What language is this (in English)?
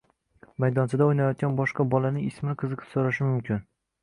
Uzbek